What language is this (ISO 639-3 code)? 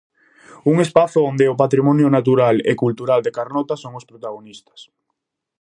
glg